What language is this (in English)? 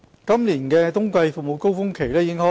Cantonese